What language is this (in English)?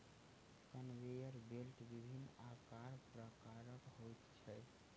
Maithili